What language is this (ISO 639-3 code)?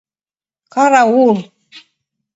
chm